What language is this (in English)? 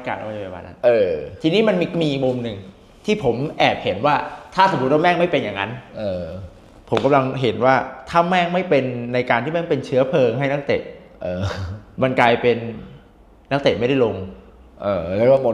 Thai